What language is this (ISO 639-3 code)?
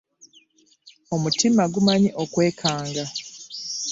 lug